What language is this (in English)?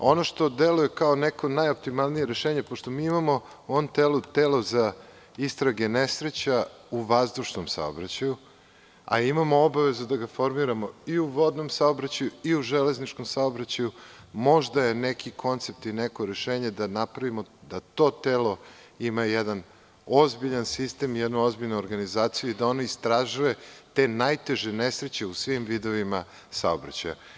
Serbian